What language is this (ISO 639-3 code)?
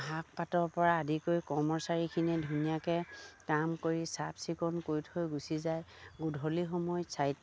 asm